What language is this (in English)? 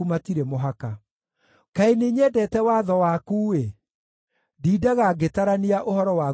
Kikuyu